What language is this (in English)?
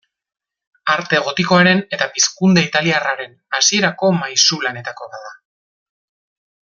Basque